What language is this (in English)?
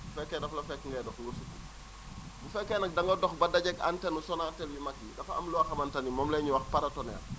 Wolof